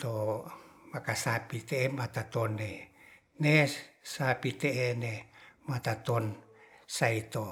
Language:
Ratahan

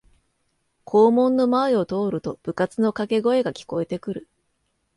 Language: Japanese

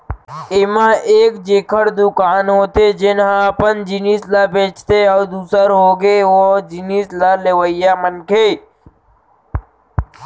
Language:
Chhattisgarhi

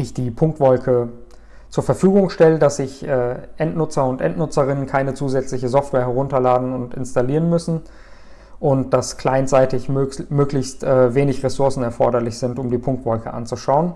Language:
German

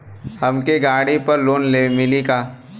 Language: Bhojpuri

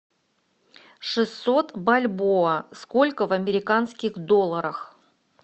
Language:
Russian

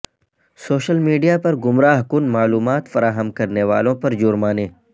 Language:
Urdu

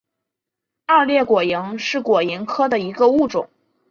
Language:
Chinese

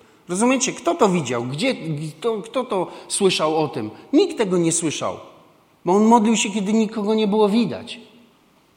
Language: Polish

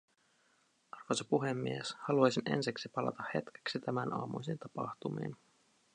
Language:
Finnish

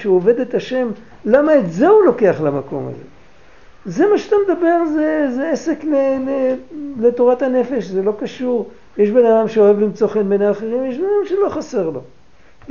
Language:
Hebrew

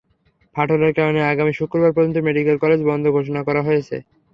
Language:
Bangla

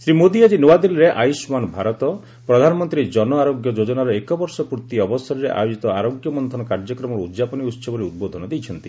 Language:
Odia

